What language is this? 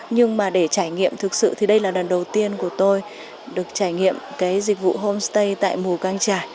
Vietnamese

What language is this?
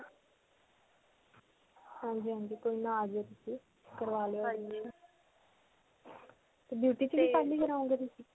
Punjabi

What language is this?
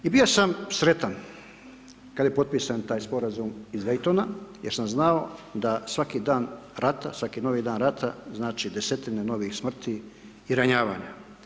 Croatian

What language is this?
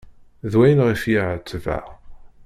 Kabyle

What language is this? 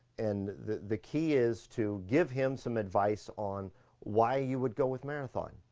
English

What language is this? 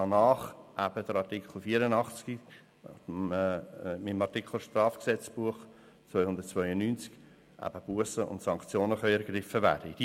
Swiss German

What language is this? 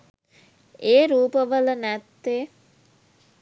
Sinhala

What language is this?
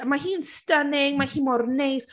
Welsh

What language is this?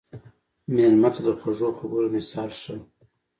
Pashto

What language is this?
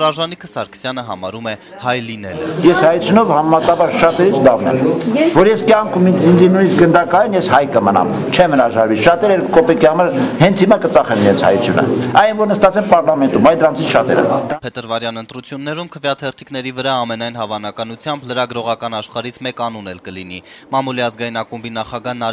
Turkish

